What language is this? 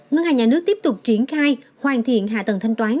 Vietnamese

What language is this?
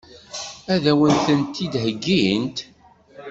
Kabyle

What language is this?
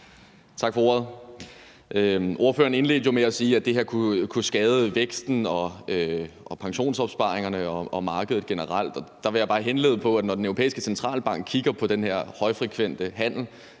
Danish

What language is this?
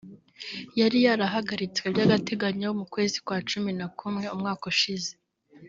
Kinyarwanda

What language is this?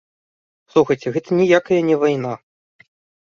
Belarusian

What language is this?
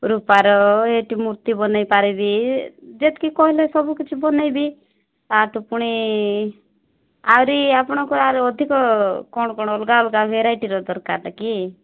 Odia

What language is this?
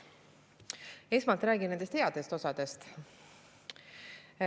Estonian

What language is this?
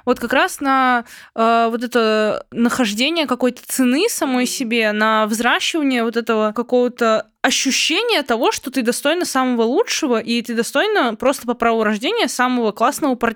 Russian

